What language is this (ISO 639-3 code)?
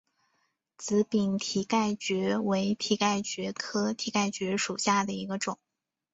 zho